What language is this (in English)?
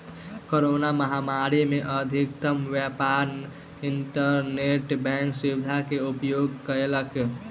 Maithili